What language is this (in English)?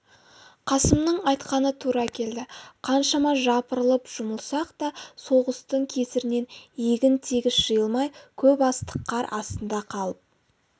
Kazakh